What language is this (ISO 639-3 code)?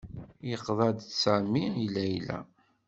kab